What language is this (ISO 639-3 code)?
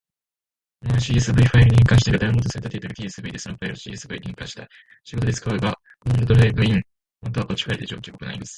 jpn